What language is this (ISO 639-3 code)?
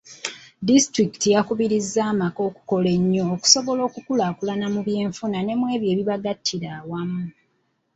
lug